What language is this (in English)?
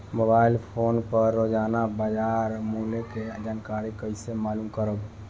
Bhojpuri